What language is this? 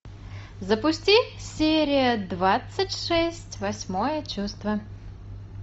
Russian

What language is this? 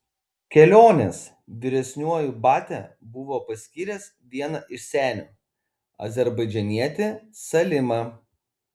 Lithuanian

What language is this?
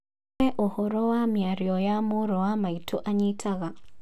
Kikuyu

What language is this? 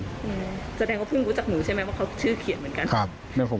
Thai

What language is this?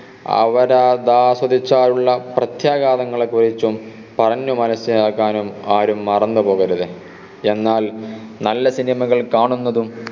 Malayalam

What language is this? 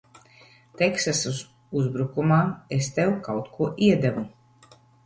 Latvian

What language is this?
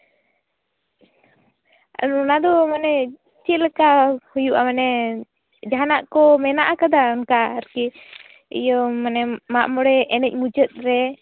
Santali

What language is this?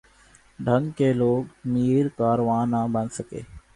Urdu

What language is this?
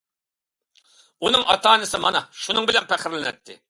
Uyghur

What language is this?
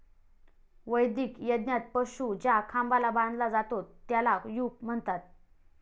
Marathi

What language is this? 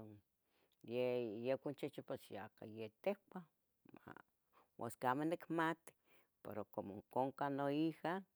Tetelcingo Nahuatl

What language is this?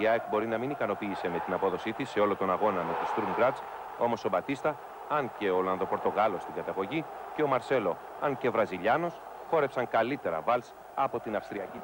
Greek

